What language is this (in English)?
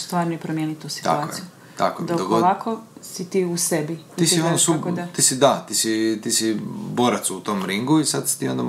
Croatian